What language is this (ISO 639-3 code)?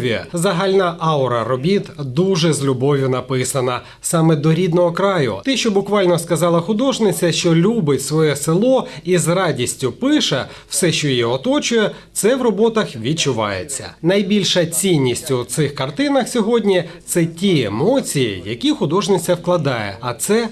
ukr